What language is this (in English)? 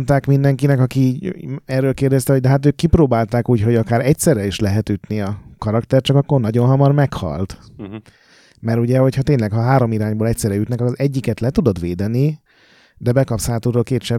Hungarian